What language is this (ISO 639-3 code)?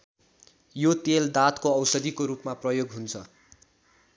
nep